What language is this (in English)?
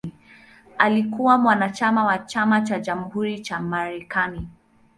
Swahili